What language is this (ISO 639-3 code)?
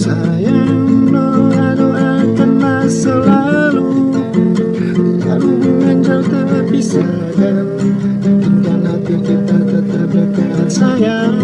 ind